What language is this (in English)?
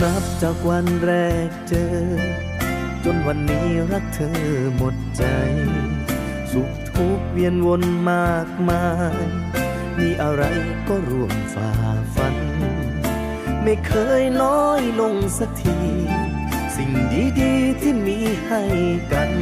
Thai